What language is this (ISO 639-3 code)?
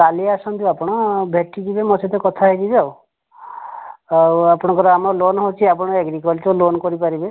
ori